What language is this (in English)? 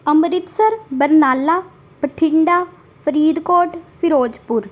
Punjabi